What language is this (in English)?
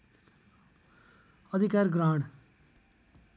Nepali